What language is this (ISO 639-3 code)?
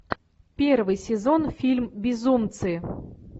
rus